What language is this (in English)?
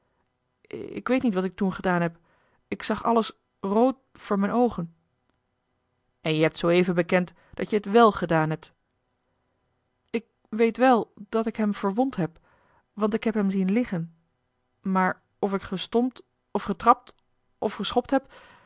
Dutch